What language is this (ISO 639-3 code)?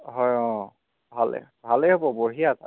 asm